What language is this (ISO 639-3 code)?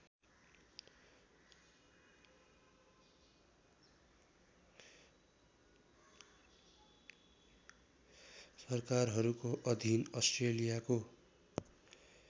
nep